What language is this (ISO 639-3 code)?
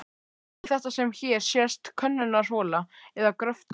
isl